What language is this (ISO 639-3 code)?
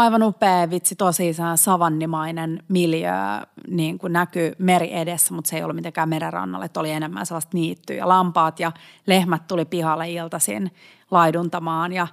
fin